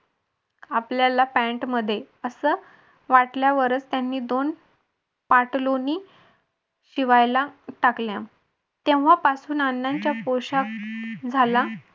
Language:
Marathi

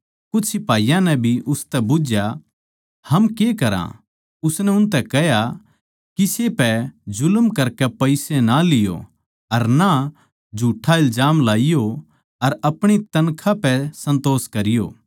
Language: Haryanvi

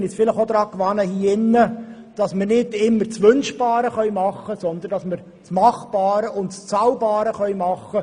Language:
Swiss German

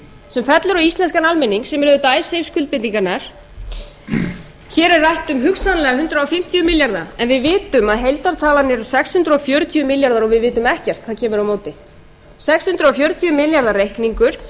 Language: Icelandic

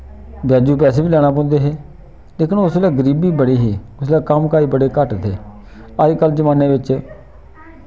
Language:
Dogri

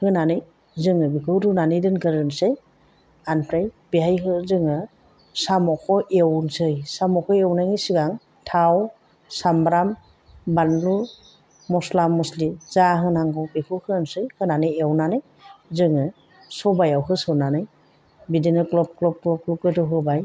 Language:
Bodo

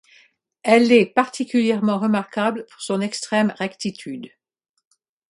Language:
French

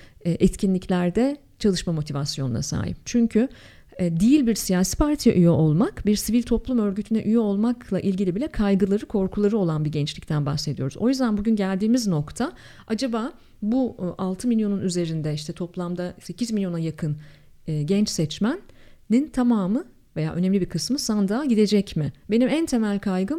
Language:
Turkish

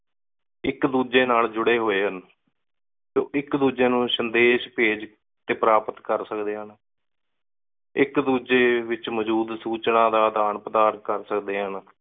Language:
Punjabi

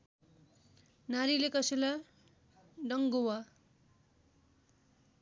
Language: Nepali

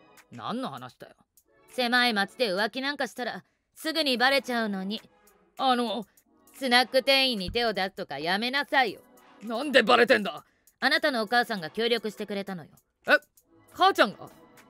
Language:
Japanese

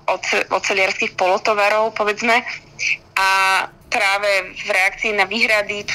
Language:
Slovak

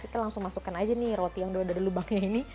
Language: Indonesian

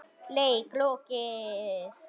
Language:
Icelandic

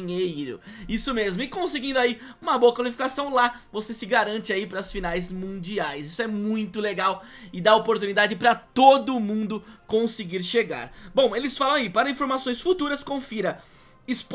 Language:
Portuguese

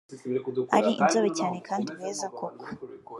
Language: Kinyarwanda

